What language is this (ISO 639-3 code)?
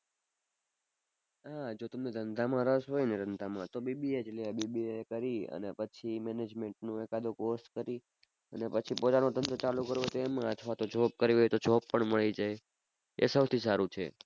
guj